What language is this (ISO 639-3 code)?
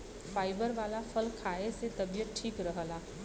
bho